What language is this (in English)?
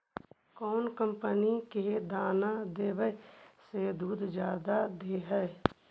Magahi